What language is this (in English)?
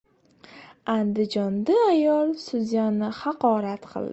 Uzbek